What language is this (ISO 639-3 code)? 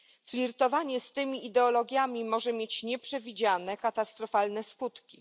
pol